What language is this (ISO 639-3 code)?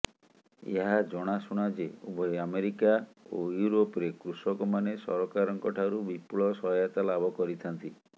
ori